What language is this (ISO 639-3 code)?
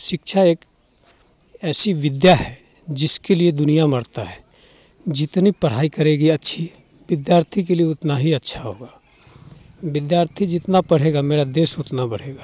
hin